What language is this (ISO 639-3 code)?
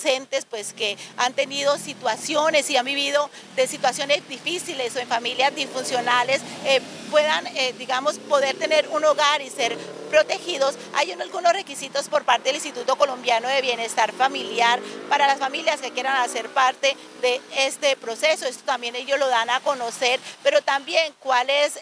spa